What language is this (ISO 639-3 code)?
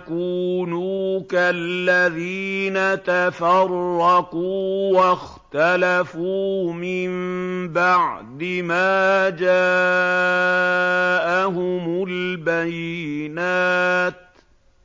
ara